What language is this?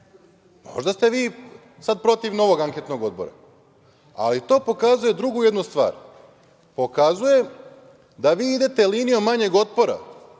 Serbian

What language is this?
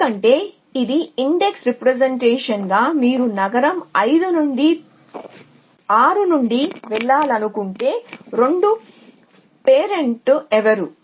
Telugu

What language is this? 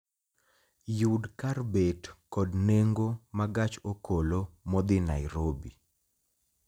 Luo (Kenya and Tanzania)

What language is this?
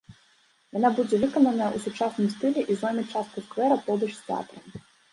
Belarusian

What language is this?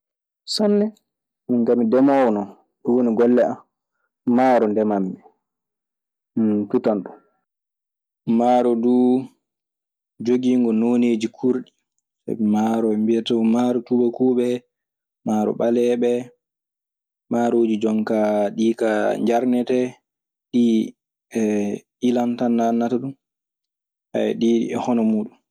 Maasina Fulfulde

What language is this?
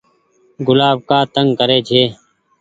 Goaria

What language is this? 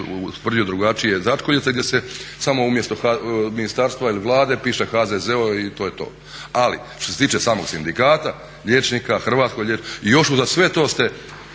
Croatian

